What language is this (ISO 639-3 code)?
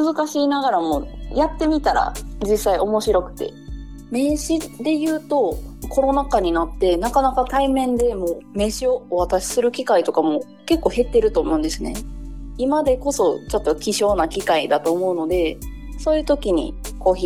jpn